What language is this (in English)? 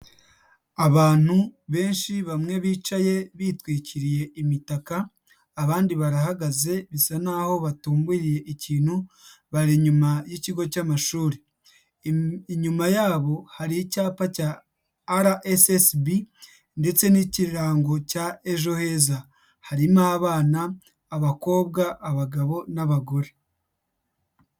Kinyarwanda